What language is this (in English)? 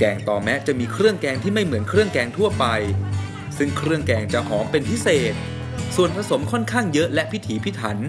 Thai